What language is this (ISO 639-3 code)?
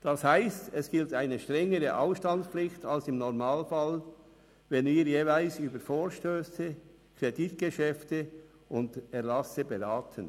gsw